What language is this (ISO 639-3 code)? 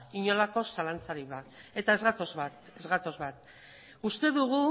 eus